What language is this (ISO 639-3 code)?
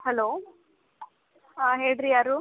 kan